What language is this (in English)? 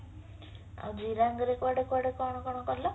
Odia